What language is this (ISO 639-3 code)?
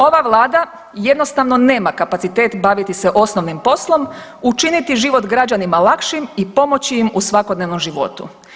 hrv